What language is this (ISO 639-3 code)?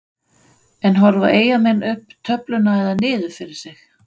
isl